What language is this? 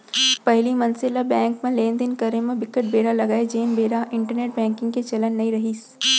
Chhattisgarhi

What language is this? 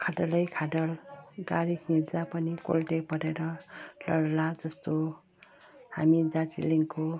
Nepali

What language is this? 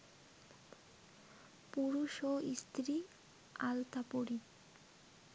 Bangla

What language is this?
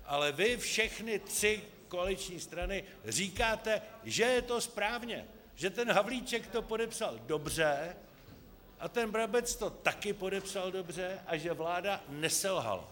Czech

